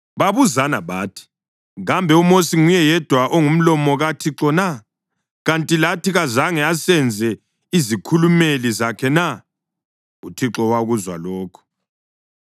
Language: North Ndebele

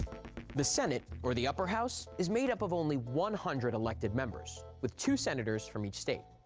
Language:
English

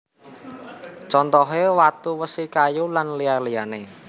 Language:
Javanese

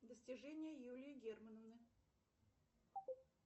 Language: Russian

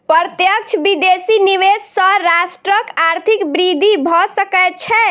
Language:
Maithili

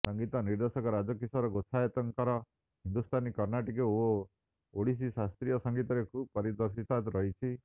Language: Odia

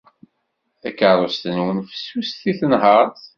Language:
Kabyle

